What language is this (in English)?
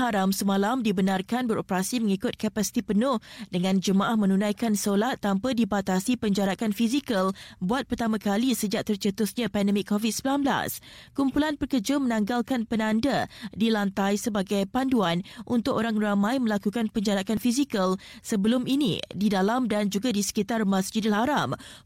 Malay